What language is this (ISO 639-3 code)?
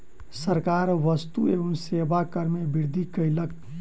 mai